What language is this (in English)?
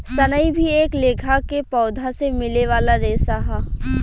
Bhojpuri